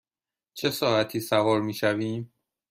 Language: Persian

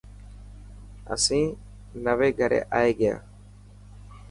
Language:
Dhatki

